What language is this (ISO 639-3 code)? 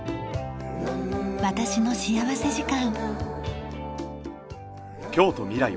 jpn